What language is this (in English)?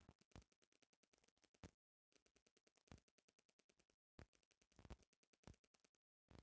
Bhojpuri